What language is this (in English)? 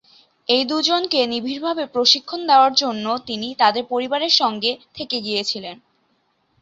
Bangla